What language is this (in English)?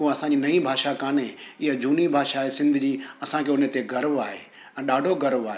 Sindhi